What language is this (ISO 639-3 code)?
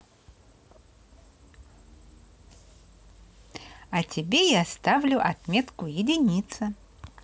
rus